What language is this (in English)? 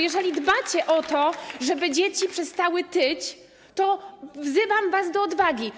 Polish